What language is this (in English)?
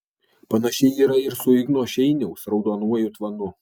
Lithuanian